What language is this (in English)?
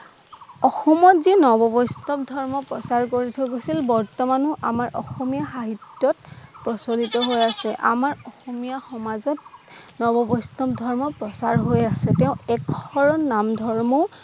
Assamese